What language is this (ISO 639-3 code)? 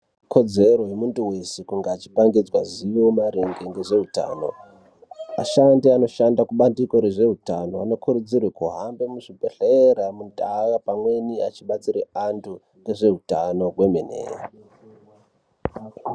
ndc